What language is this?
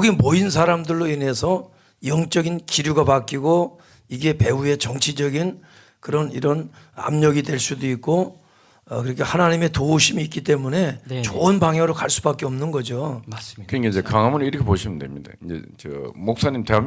Korean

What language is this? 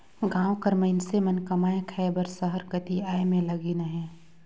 Chhattisgarhi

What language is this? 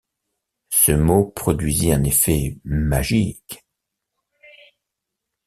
French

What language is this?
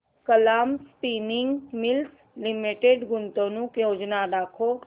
Marathi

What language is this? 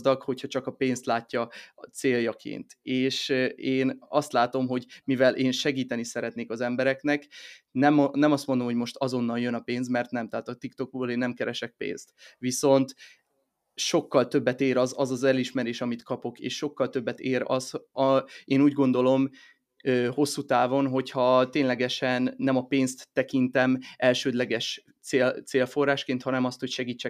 Hungarian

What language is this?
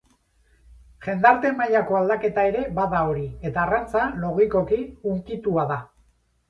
Basque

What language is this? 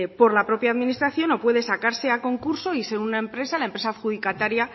Spanish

